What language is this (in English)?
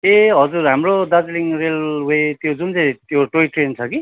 Nepali